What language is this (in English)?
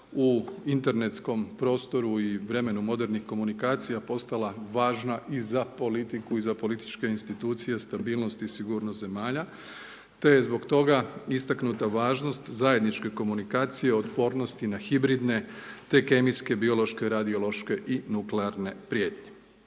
Croatian